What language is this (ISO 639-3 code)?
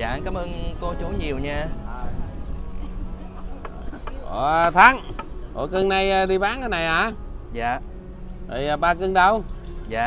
vie